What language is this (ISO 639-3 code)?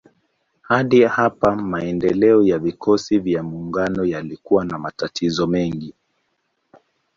swa